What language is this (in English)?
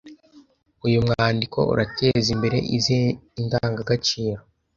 Kinyarwanda